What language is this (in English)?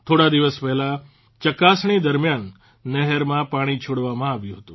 Gujarati